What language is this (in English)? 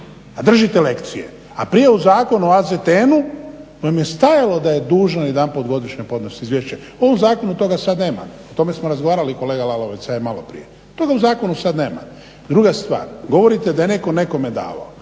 Croatian